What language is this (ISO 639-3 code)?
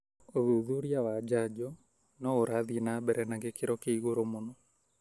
kik